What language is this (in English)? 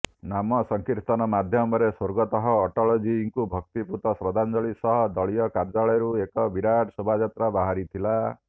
Odia